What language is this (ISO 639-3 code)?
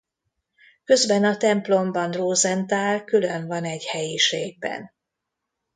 hun